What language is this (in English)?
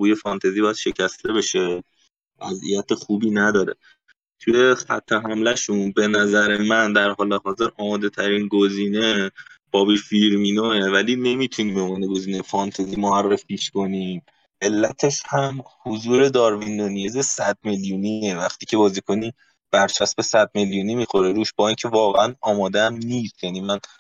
Persian